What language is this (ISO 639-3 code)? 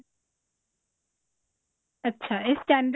pan